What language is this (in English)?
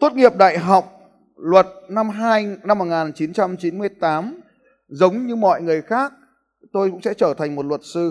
Vietnamese